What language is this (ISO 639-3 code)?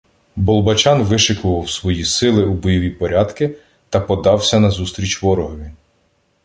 ukr